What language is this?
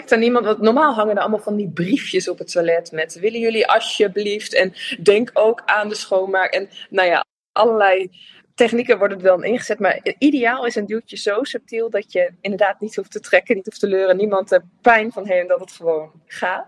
Dutch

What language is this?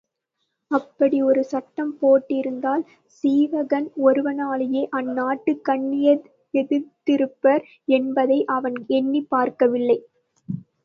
Tamil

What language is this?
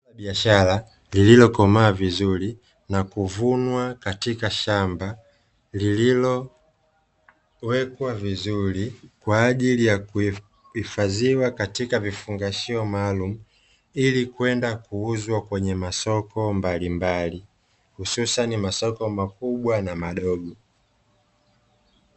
Swahili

